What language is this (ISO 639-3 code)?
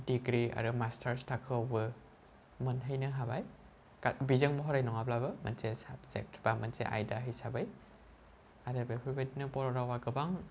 brx